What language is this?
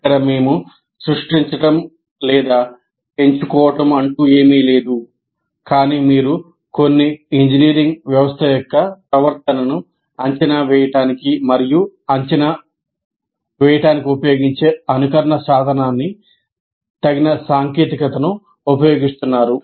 Telugu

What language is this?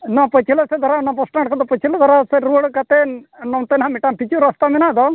Santali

